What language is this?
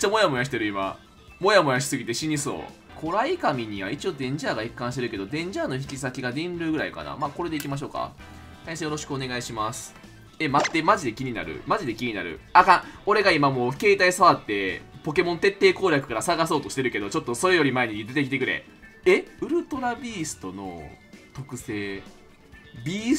Japanese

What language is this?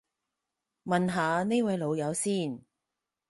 Cantonese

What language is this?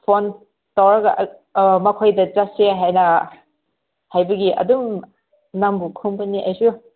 Manipuri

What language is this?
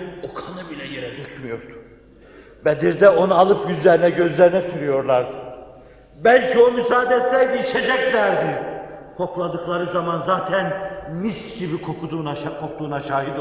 Turkish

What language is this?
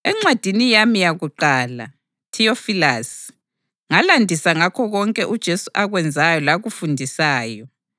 North Ndebele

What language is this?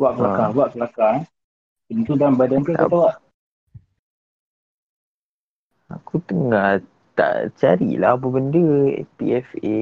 Malay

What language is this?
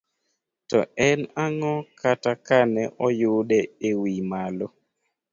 Luo (Kenya and Tanzania)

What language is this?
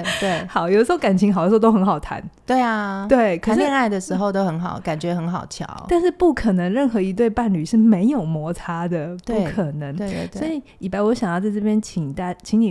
Chinese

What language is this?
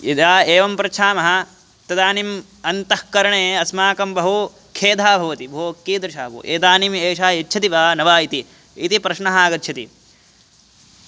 Sanskrit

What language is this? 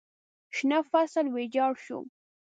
Pashto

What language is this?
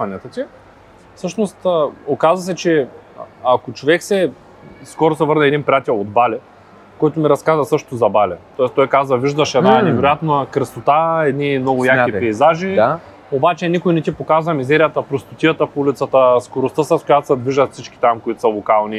Bulgarian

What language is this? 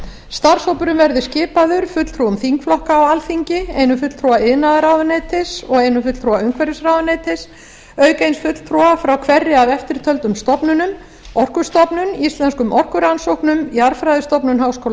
Icelandic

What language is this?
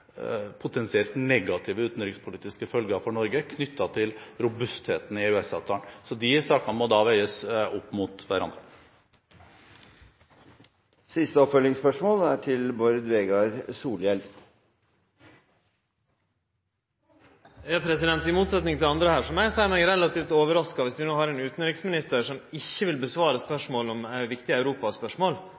Norwegian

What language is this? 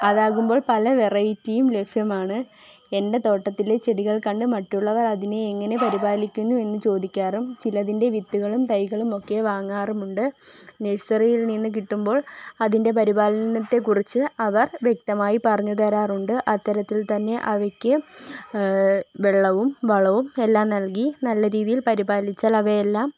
Malayalam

